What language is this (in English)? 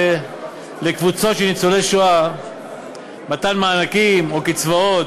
Hebrew